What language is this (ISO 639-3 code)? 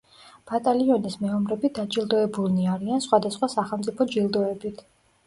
kat